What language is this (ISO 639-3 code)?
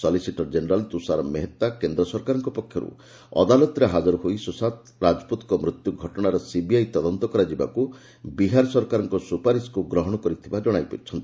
ori